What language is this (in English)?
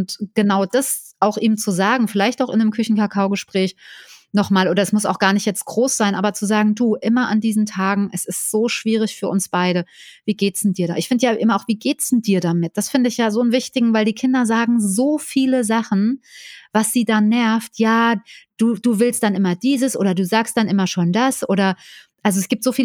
German